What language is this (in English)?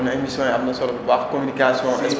Wolof